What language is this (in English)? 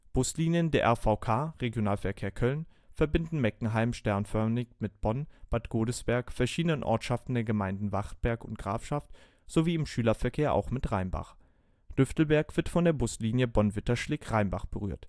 German